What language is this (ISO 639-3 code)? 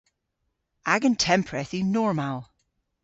cor